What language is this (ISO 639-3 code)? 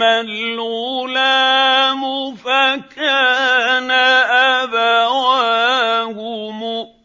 ara